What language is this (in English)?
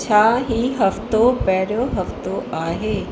Sindhi